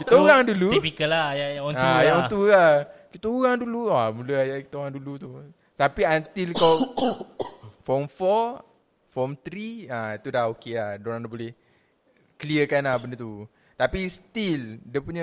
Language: Malay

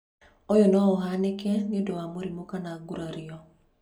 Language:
Kikuyu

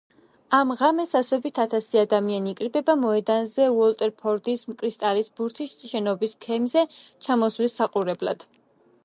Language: Georgian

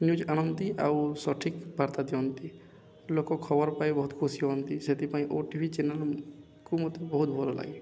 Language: Odia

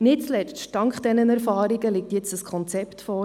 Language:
Swiss German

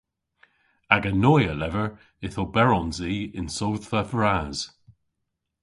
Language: Cornish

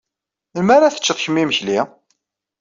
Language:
Kabyle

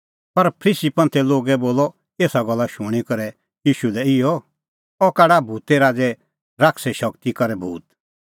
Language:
Kullu Pahari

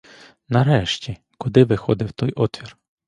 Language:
Ukrainian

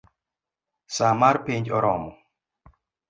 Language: Luo (Kenya and Tanzania)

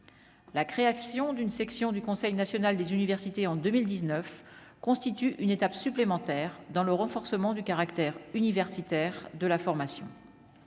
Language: French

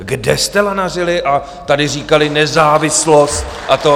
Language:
Czech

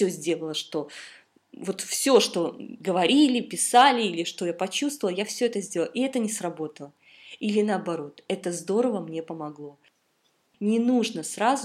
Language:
Russian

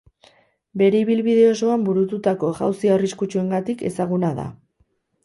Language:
Basque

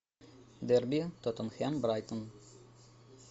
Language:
Russian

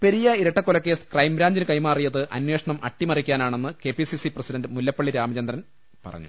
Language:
Malayalam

